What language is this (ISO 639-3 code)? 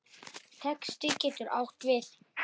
isl